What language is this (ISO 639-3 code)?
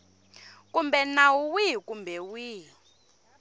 tso